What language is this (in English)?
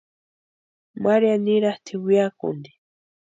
Western Highland Purepecha